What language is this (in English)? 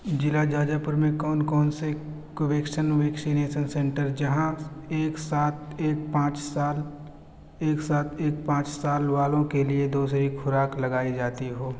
Urdu